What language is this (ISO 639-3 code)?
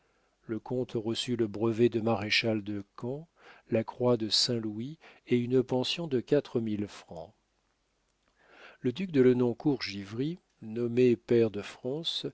fra